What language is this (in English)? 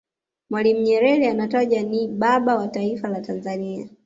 Swahili